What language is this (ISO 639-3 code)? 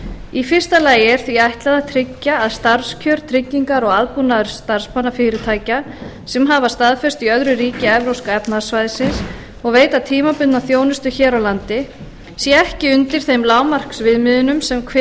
isl